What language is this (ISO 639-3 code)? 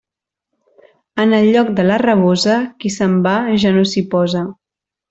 cat